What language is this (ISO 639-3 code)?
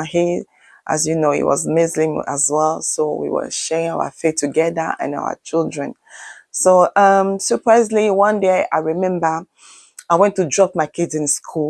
eng